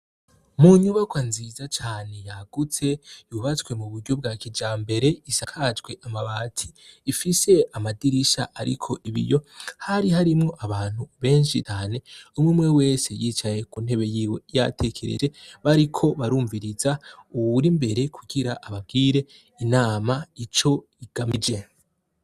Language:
Rundi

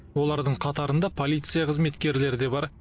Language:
Kazakh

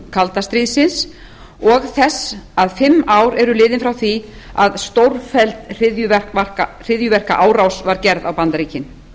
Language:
Icelandic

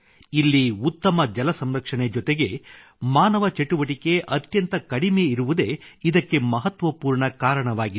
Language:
Kannada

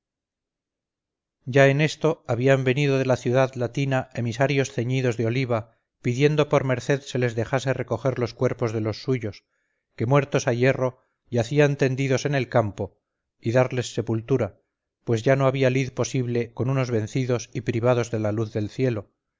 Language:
Spanish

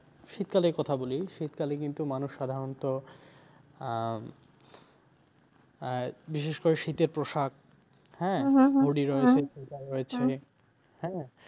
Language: Bangla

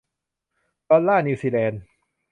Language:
Thai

